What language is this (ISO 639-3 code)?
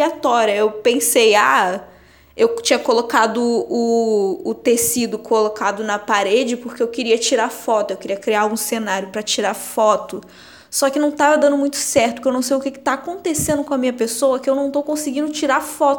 por